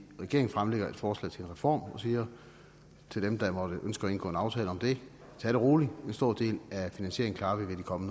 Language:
Danish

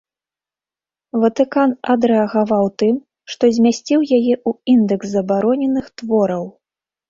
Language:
Belarusian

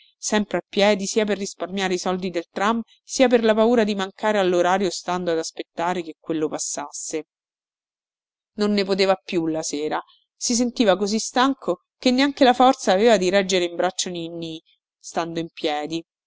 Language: Italian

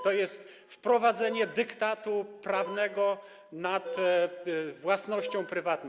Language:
Polish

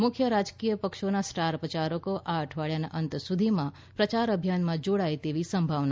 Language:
Gujarati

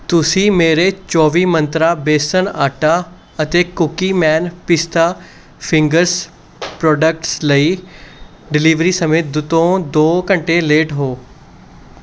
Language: Punjabi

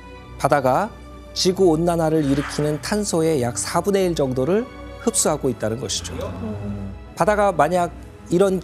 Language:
Korean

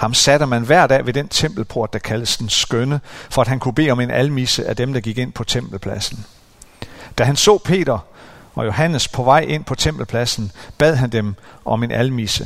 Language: Danish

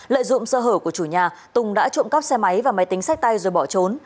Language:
Vietnamese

